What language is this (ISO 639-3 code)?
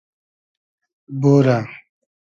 haz